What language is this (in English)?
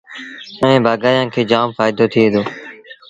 Sindhi Bhil